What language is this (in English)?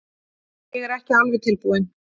Icelandic